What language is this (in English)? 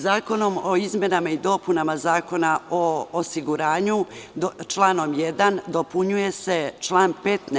Serbian